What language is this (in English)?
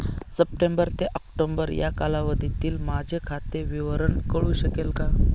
Marathi